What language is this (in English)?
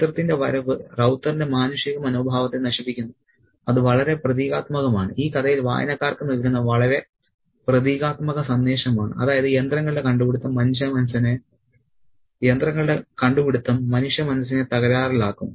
Malayalam